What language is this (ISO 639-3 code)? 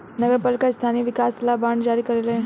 bho